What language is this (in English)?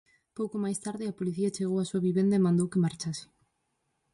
Galician